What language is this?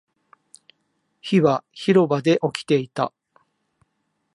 Japanese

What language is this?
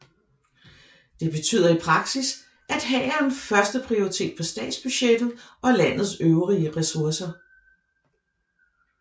Danish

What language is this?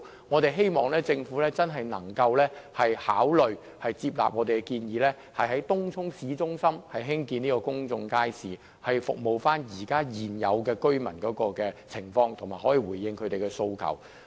Cantonese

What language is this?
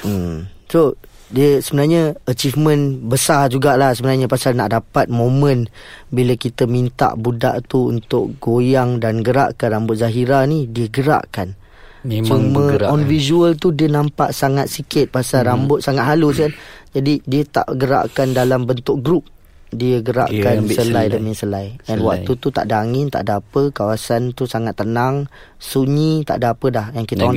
Malay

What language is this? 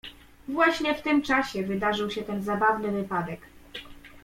Polish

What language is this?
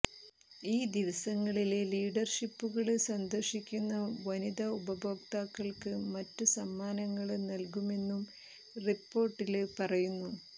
Malayalam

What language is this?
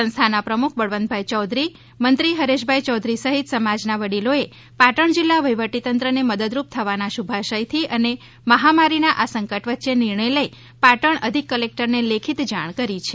Gujarati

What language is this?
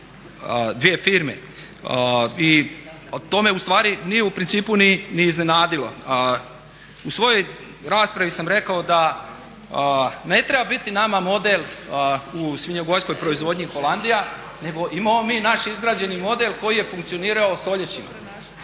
Croatian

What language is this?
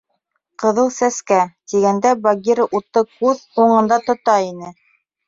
Bashkir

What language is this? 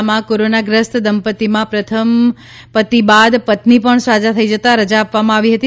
Gujarati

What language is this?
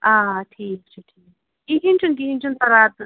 Kashmiri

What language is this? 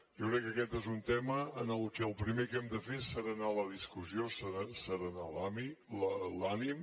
Catalan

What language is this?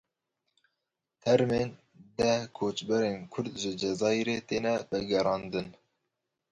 Kurdish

